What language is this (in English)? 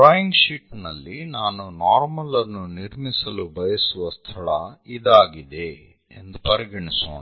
Kannada